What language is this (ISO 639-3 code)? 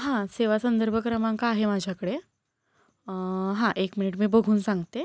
mar